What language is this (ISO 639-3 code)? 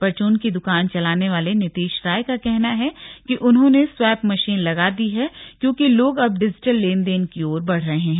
hin